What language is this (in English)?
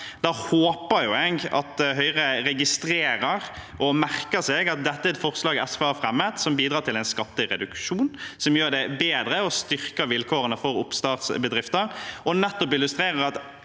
Norwegian